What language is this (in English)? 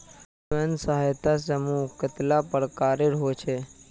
Magahi